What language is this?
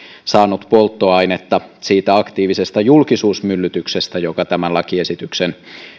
Finnish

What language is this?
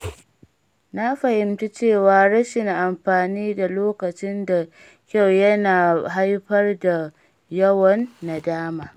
Hausa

